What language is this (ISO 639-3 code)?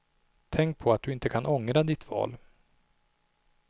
swe